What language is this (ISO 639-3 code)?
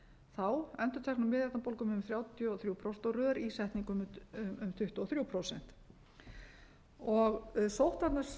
isl